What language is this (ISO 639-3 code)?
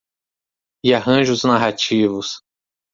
por